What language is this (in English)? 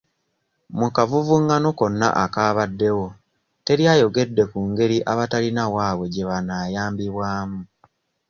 Ganda